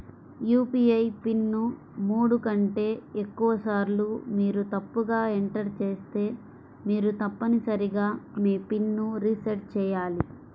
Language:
Telugu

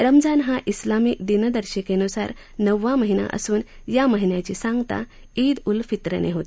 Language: Marathi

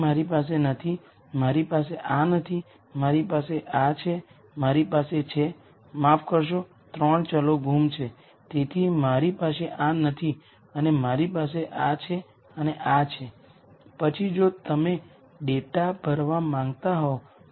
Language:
Gujarati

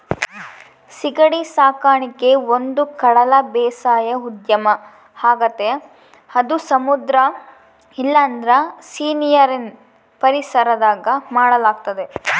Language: Kannada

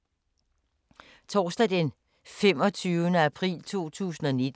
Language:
Danish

